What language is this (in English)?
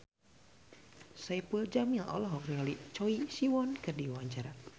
Sundanese